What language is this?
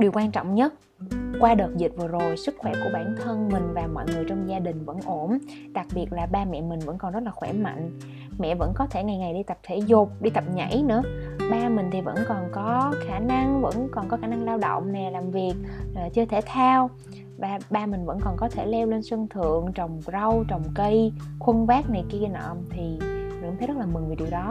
Vietnamese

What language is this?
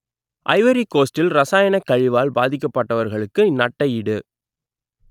Tamil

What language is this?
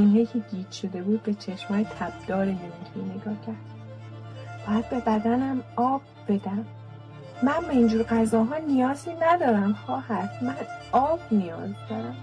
Persian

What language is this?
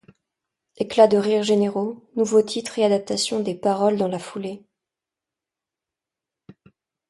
French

